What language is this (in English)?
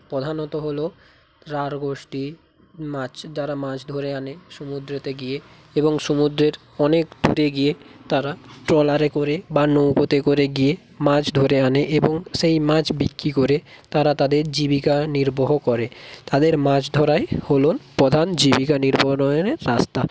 Bangla